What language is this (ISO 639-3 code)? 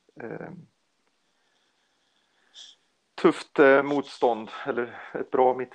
swe